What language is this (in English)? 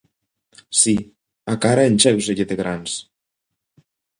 Galician